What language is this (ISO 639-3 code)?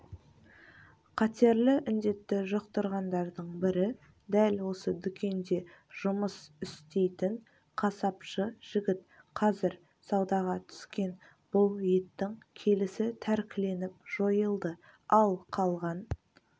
kaz